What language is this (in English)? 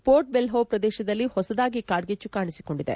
Kannada